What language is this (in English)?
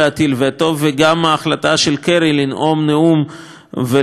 Hebrew